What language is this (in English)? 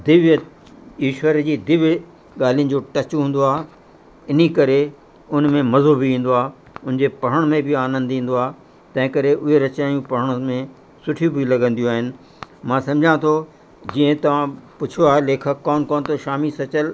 Sindhi